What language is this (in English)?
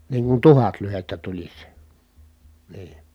Finnish